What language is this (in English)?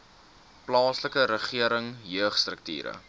Afrikaans